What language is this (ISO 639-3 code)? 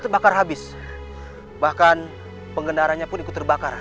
ind